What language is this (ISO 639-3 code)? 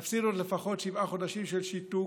heb